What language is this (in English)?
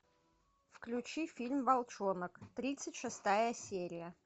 Russian